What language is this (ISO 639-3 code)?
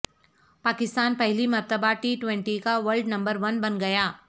urd